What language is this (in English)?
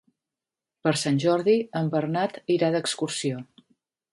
Catalan